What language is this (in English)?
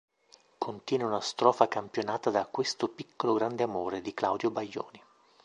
Italian